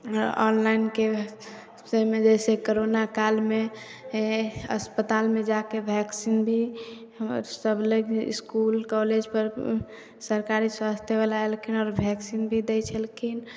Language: Maithili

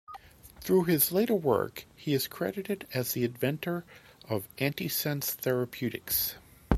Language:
English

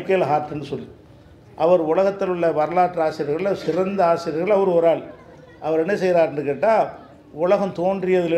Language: Indonesian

